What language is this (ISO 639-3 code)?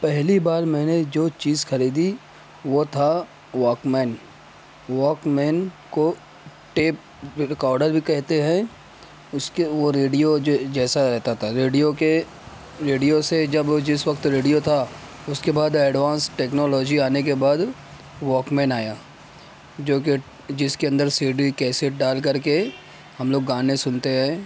urd